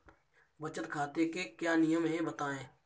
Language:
Hindi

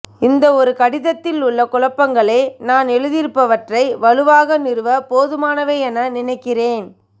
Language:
Tamil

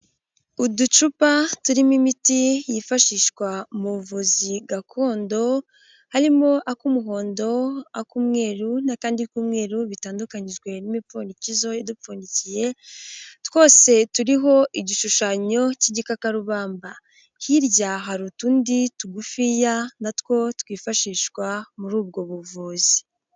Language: Kinyarwanda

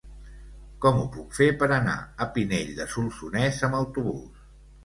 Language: Catalan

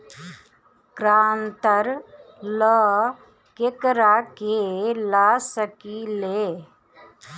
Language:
Bhojpuri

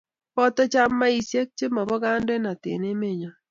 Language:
Kalenjin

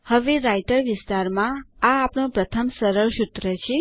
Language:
Gujarati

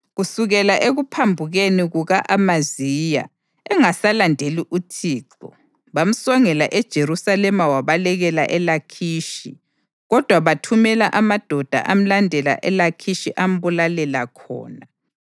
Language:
North Ndebele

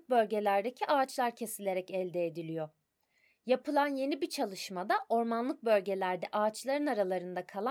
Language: Turkish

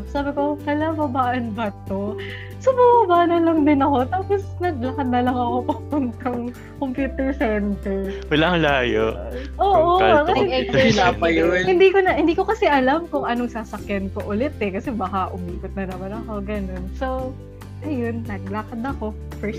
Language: Filipino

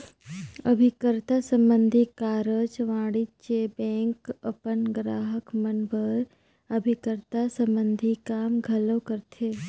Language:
Chhattisgarhi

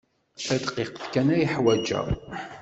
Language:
Kabyle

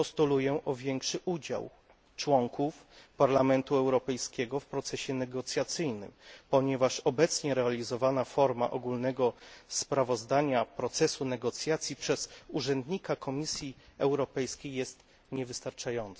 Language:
Polish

